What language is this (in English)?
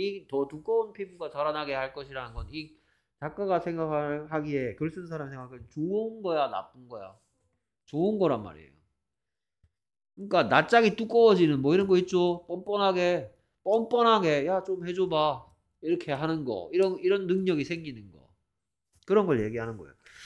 Korean